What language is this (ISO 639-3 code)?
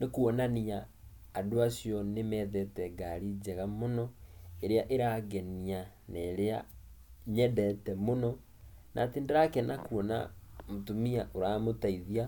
kik